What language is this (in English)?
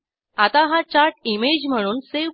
Marathi